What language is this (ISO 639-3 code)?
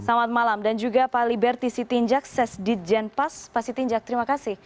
ind